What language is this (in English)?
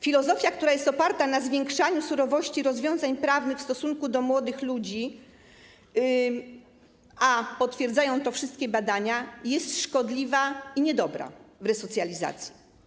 Polish